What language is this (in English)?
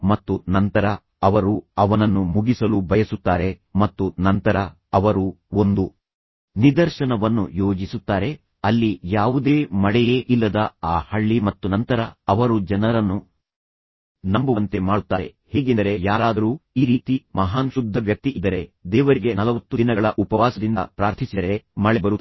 Kannada